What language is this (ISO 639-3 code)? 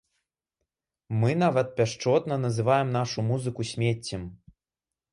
bel